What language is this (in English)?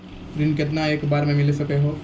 Maithili